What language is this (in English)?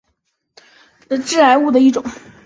Chinese